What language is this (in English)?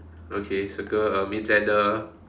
English